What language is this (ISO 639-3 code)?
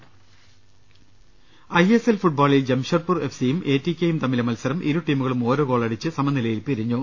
mal